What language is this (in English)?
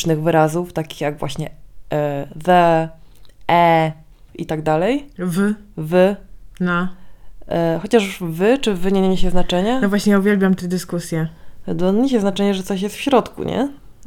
Polish